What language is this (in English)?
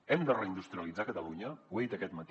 Catalan